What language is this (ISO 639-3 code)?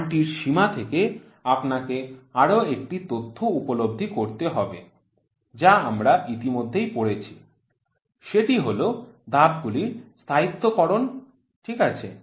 ben